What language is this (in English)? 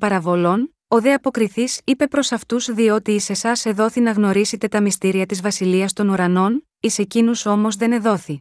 Greek